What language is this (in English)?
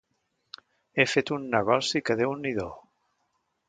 Catalan